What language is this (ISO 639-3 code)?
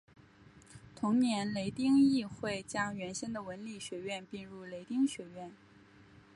zho